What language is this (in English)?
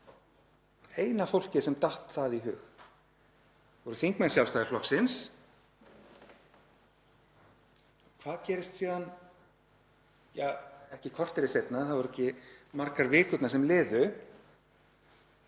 Icelandic